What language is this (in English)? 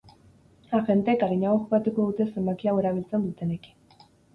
Basque